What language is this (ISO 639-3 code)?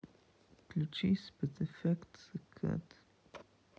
rus